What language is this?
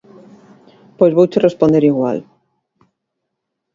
Galician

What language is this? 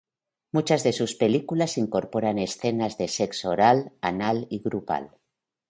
Spanish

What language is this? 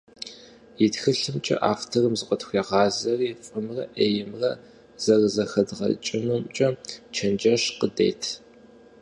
Kabardian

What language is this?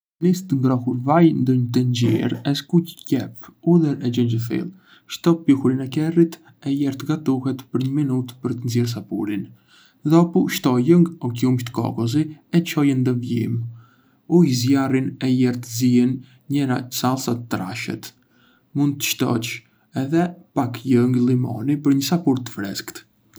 Arbëreshë Albanian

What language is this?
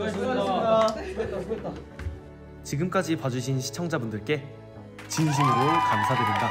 Korean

